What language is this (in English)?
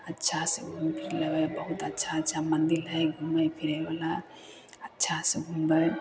Maithili